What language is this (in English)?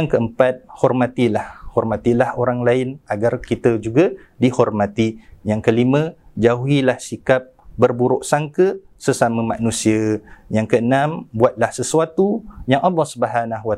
Malay